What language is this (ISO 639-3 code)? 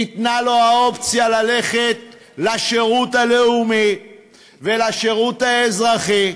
heb